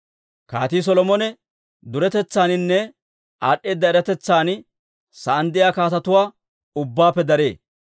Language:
Dawro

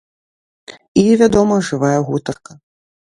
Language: Belarusian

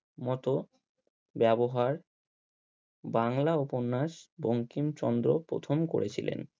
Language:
Bangla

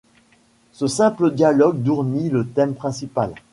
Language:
French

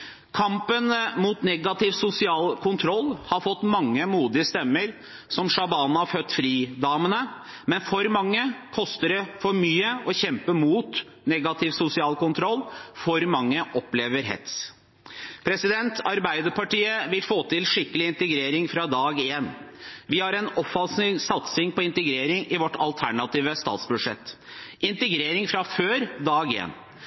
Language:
Norwegian Bokmål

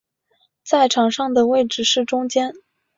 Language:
Chinese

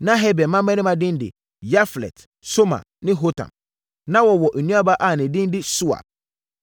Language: Akan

